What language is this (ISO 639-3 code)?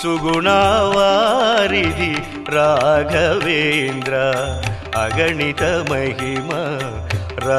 ron